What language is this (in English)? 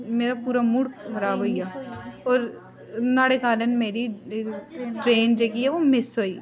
Dogri